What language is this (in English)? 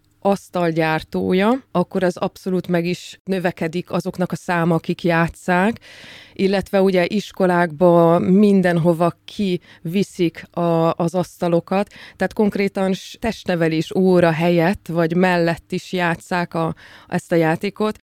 Hungarian